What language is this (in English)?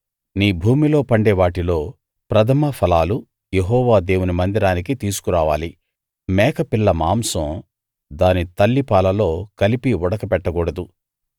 Telugu